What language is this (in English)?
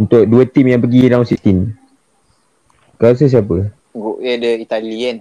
Malay